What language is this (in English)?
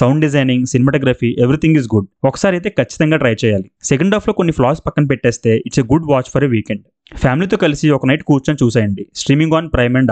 Telugu